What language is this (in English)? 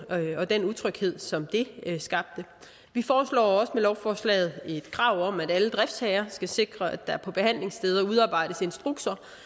Danish